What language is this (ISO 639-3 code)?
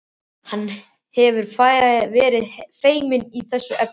isl